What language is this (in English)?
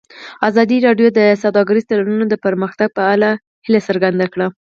Pashto